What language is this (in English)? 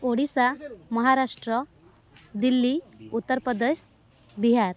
Odia